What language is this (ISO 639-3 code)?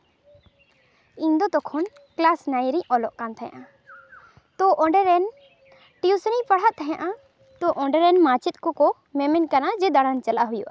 sat